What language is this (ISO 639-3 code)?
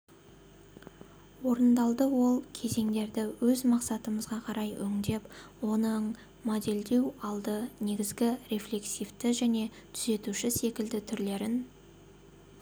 kaz